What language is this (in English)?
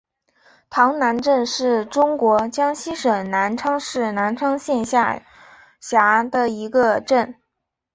Chinese